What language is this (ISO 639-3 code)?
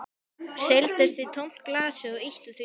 isl